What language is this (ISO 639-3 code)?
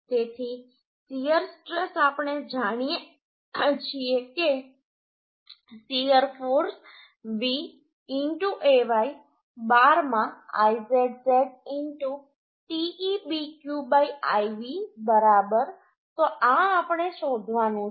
guj